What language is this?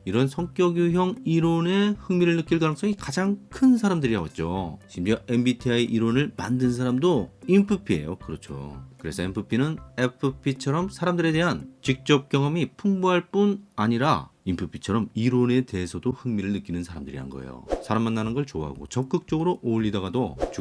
Korean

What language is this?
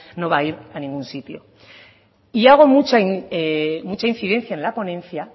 Spanish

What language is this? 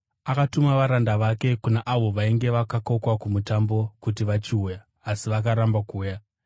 Shona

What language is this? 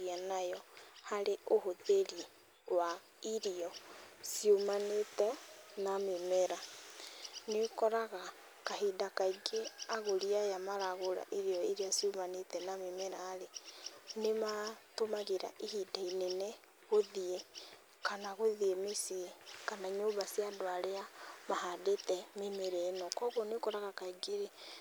Kikuyu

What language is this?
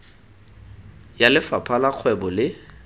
Tswana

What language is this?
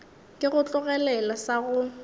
Northern Sotho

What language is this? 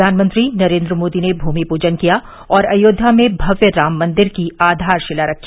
Hindi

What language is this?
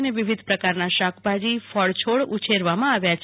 Gujarati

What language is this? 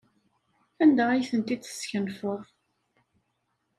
Kabyle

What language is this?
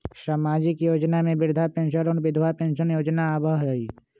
Magahi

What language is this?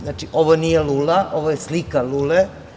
Serbian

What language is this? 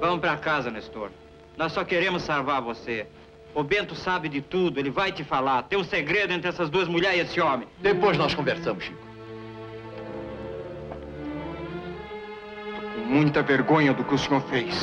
Portuguese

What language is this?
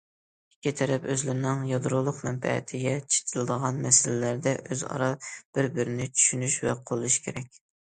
Uyghur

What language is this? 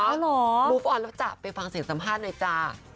Thai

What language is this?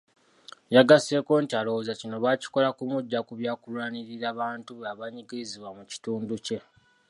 Ganda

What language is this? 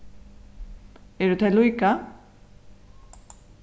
Faroese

